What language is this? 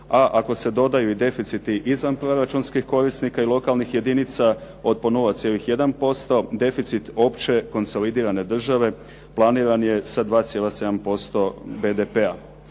Croatian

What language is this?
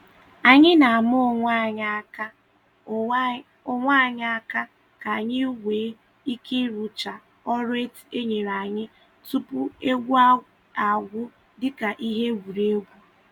Igbo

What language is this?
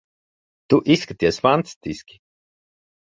Latvian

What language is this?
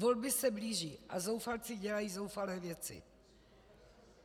Czech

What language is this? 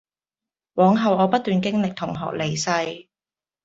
Cantonese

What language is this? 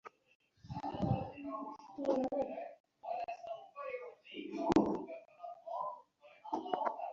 Bangla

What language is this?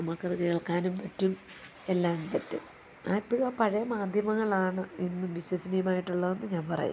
Malayalam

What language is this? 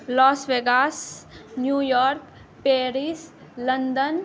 Maithili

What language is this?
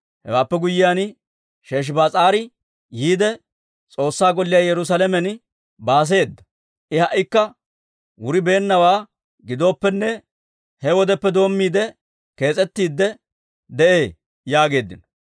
Dawro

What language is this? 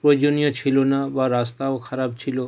Bangla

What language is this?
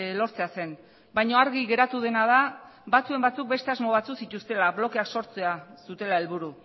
Basque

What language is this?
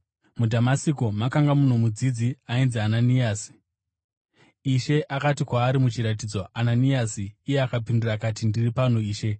Shona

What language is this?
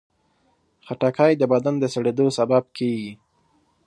Pashto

